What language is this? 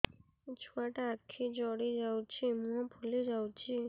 Odia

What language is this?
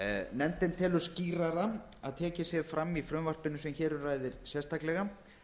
Icelandic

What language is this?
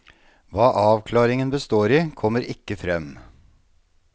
Norwegian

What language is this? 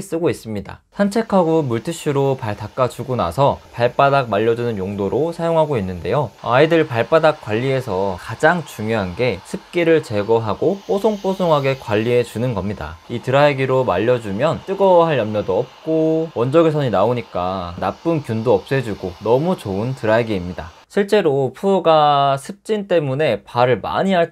Korean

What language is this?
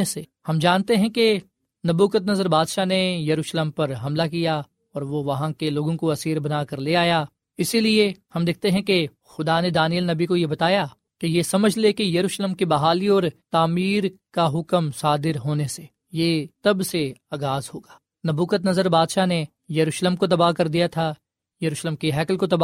Urdu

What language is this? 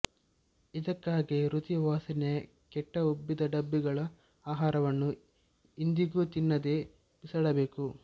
Kannada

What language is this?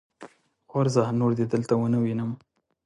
Pashto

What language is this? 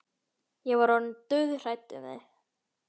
Icelandic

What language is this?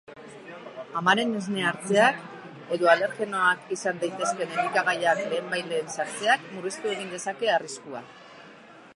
Basque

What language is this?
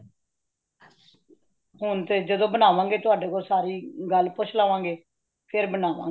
Punjabi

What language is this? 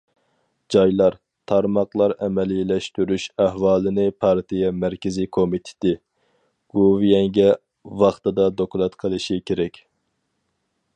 Uyghur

